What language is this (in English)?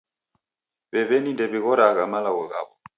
Taita